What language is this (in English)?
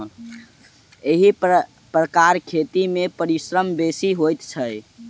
Maithili